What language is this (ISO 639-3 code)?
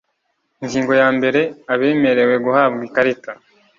kin